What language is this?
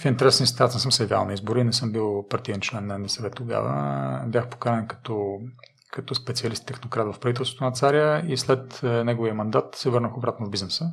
Bulgarian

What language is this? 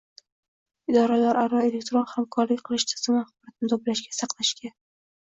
Uzbek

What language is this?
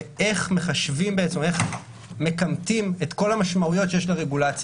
Hebrew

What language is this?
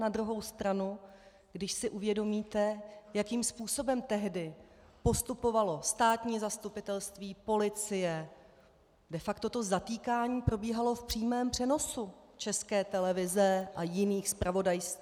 Czech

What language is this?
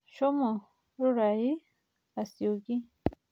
Masai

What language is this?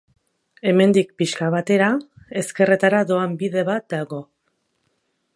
Basque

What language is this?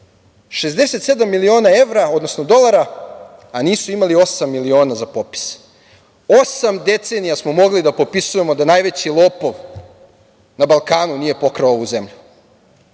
Serbian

